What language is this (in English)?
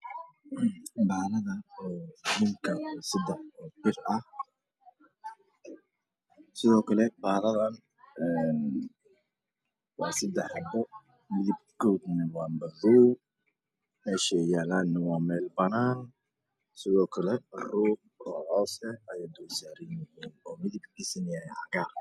Somali